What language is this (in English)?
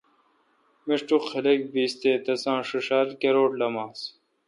Kalkoti